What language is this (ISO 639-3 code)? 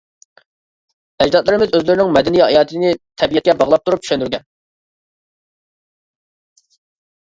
uig